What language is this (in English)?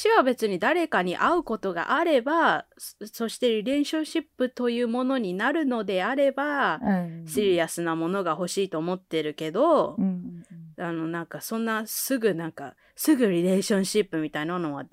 Japanese